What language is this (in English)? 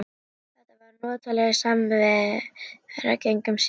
Icelandic